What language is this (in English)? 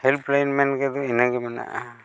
Santali